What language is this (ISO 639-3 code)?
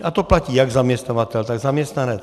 ces